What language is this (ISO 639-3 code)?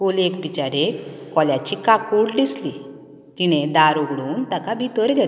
kok